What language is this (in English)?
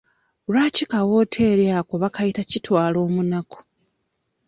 Ganda